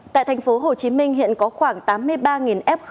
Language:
Vietnamese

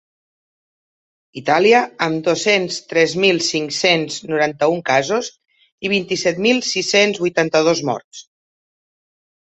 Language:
Catalan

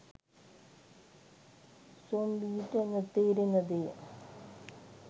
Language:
Sinhala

